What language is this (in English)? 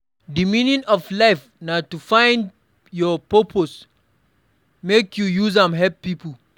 Nigerian Pidgin